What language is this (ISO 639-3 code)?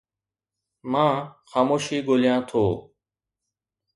snd